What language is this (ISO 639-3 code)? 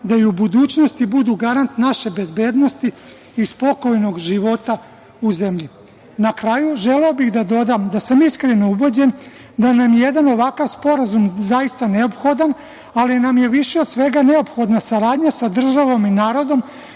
srp